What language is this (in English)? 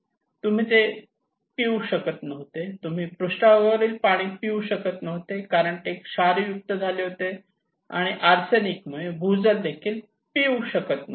Marathi